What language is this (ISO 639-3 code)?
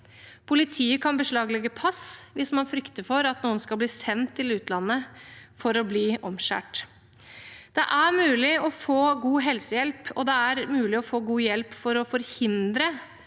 nor